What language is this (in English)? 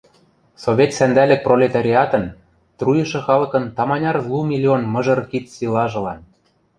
Western Mari